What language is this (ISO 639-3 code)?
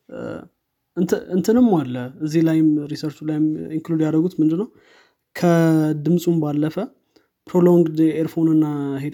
amh